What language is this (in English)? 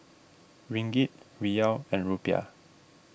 English